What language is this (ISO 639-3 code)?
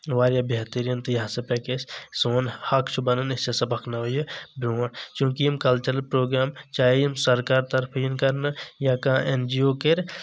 kas